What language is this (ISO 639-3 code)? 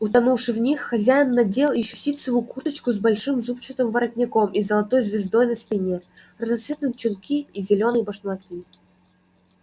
rus